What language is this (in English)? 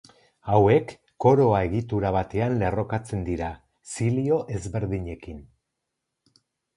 Basque